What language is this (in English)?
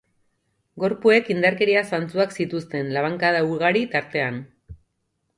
Basque